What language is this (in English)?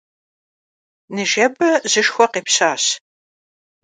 Kabardian